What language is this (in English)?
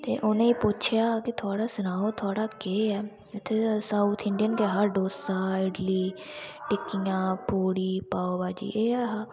Dogri